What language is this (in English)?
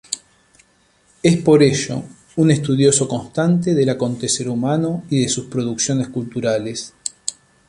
Spanish